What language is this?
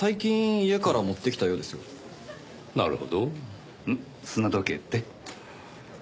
Japanese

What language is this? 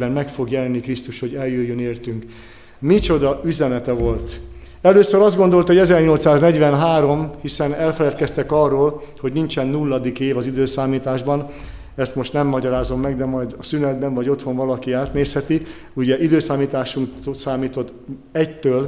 Hungarian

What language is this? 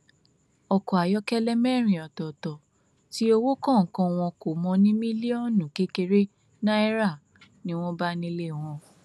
Yoruba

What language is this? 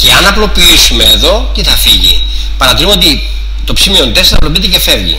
Greek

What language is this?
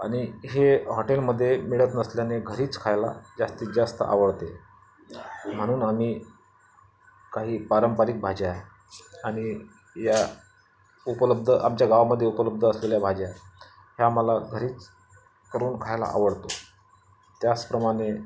Marathi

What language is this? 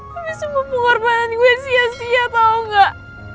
Indonesian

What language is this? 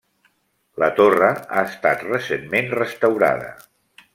Catalan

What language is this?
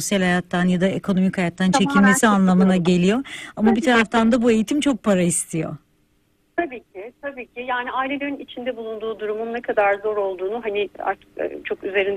Turkish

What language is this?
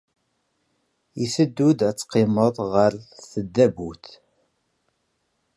Kabyle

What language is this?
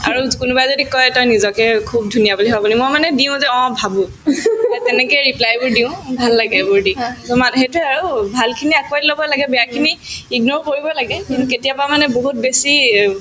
Assamese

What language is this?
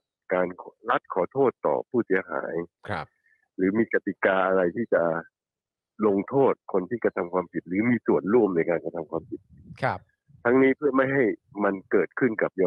Thai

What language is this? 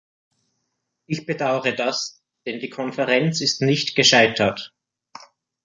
German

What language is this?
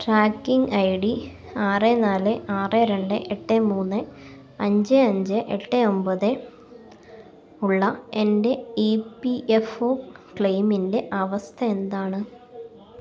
Malayalam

